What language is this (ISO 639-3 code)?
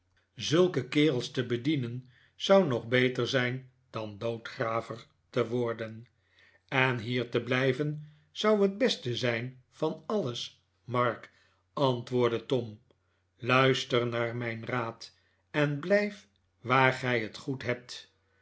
nld